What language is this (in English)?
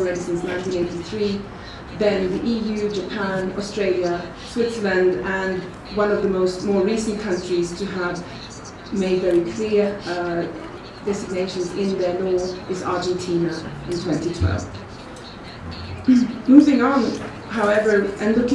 English